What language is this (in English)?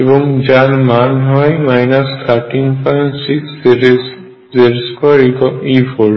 Bangla